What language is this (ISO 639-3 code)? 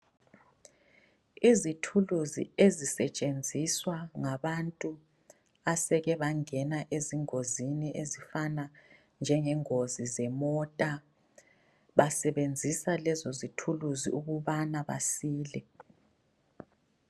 nde